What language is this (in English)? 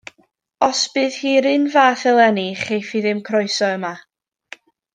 Welsh